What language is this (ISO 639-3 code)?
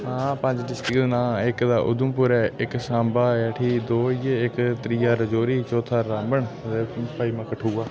doi